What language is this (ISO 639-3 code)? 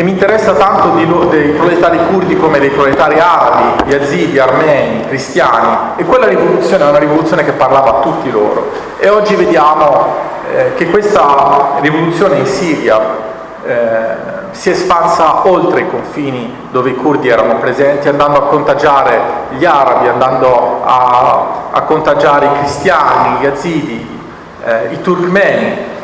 ita